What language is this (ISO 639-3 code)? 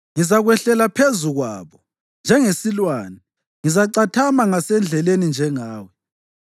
nde